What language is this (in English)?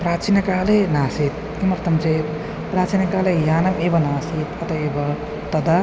Sanskrit